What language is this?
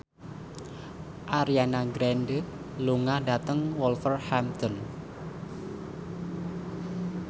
Javanese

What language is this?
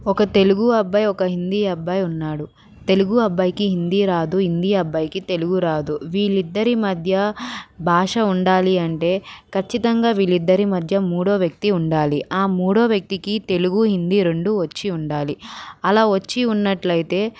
Telugu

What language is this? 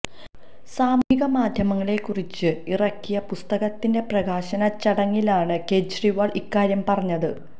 Malayalam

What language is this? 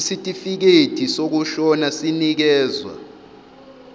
Zulu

